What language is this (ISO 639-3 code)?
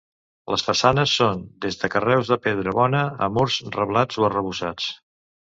cat